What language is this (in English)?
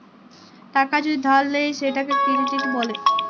Bangla